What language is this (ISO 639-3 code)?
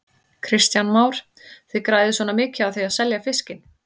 isl